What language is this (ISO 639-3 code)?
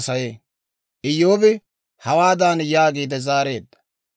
dwr